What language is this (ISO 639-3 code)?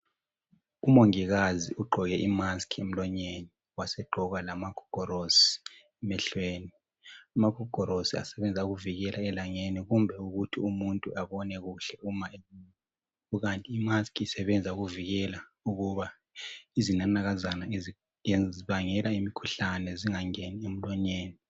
nde